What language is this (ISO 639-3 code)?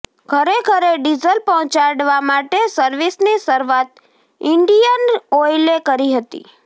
guj